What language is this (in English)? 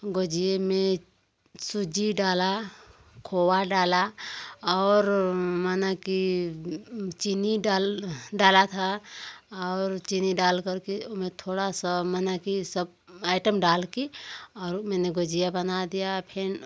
Hindi